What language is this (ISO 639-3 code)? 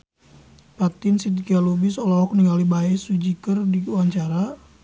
sun